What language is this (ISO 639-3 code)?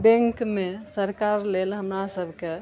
mai